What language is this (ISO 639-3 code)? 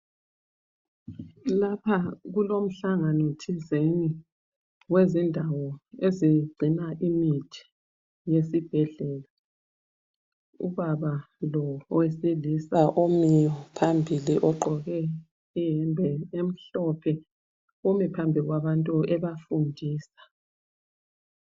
nde